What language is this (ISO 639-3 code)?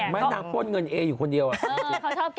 tha